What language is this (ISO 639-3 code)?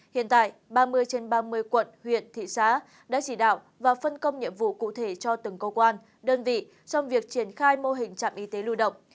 vie